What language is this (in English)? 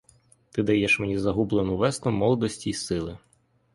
Ukrainian